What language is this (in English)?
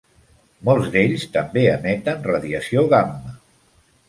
Catalan